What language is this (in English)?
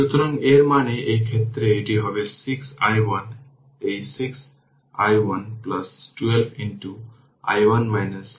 Bangla